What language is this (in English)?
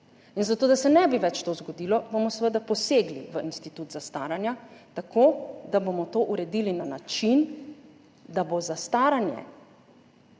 Slovenian